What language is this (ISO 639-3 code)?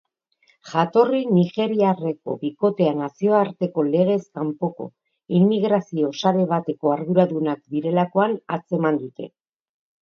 eus